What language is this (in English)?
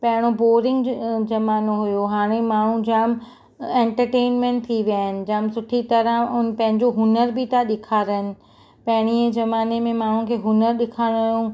Sindhi